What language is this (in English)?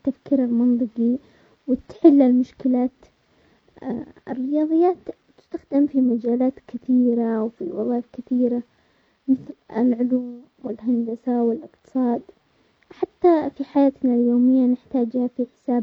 Omani Arabic